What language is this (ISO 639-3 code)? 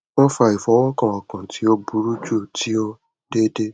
yor